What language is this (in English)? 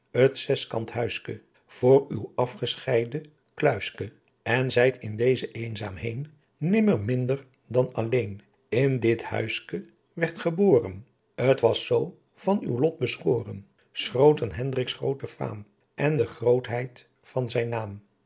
Dutch